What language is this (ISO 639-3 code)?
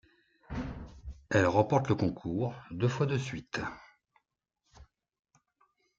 fra